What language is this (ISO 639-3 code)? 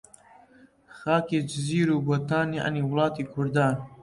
ckb